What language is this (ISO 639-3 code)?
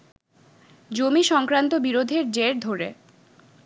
ben